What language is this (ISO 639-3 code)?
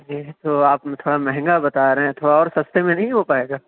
urd